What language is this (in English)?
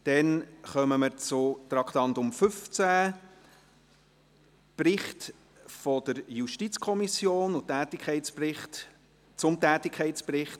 Swiss German